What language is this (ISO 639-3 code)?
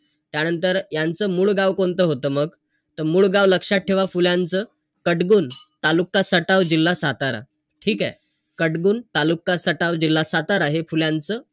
mar